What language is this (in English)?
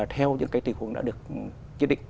Vietnamese